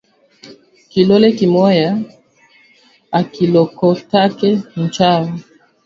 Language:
Swahili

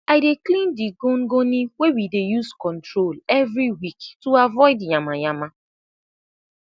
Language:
Nigerian Pidgin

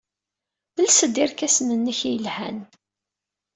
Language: Kabyle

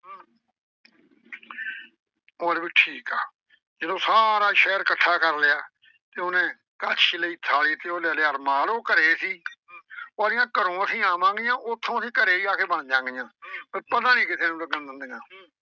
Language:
Punjabi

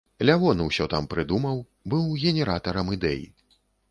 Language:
Belarusian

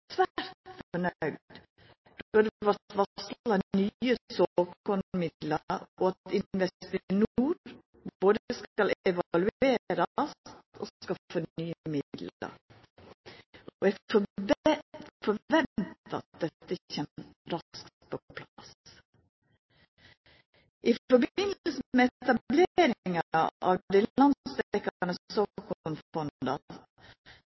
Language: Norwegian Nynorsk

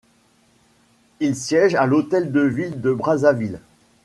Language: French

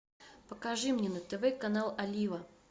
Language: Russian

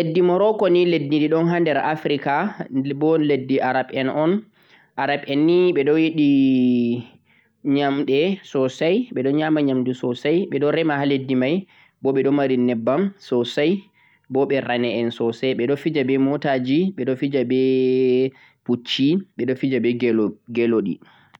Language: Central-Eastern Niger Fulfulde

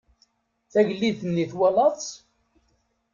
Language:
Kabyle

